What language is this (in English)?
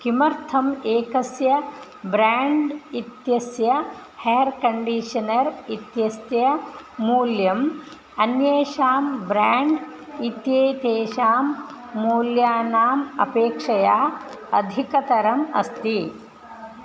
Sanskrit